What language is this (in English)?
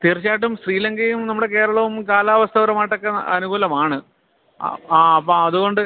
Malayalam